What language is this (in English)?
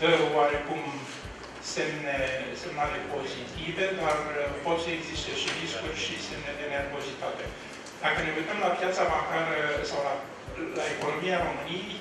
Romanian